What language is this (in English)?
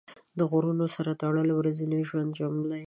Pashto